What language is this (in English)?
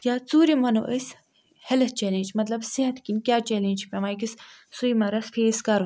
Kashmiri